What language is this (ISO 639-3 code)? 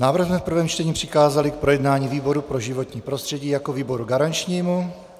ces